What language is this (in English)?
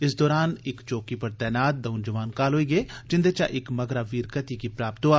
Dogri